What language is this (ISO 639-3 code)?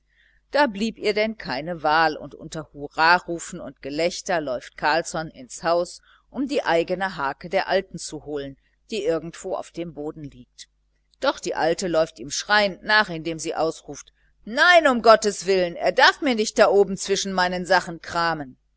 deu